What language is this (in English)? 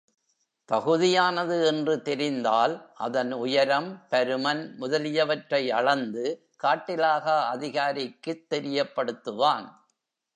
Tamil